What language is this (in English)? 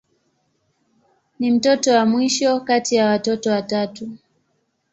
Swahili